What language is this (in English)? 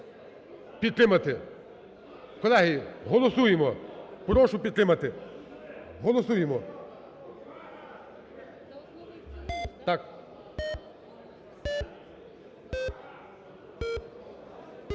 Ukrainian